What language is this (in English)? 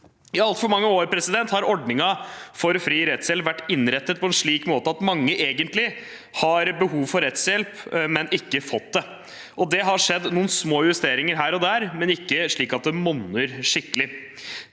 Norwegian